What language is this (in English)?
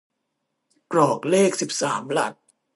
Thai